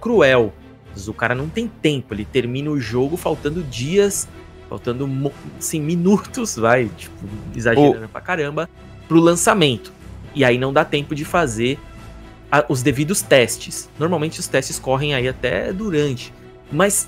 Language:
Portuguese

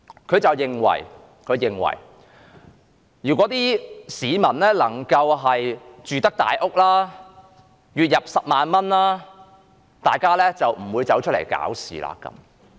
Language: Cantonese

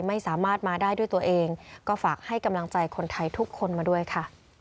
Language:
Thai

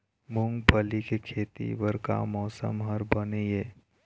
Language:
Chhattisgarhi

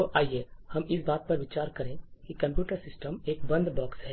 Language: Hindi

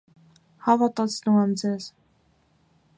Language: Armenian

